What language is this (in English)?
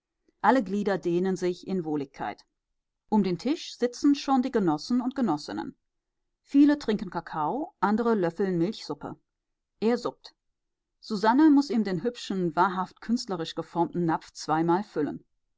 German